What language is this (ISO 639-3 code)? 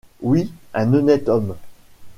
fra